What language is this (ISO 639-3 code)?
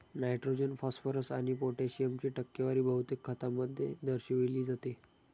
mar